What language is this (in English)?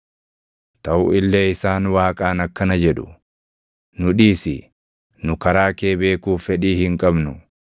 Oromo